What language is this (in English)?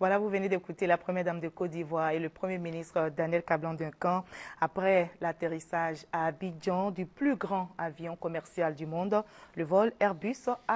French